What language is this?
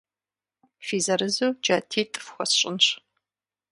Kabardian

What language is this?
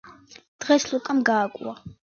Georgian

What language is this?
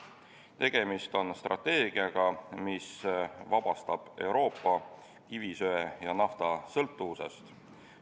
Estonian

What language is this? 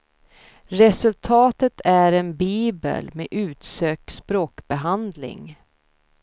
Swedish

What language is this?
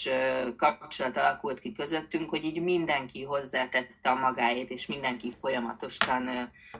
Hungarian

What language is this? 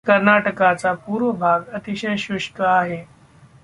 Marathi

